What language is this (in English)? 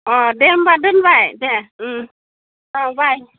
Bodo